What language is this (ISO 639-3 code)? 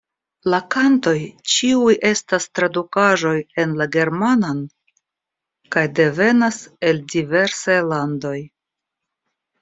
epo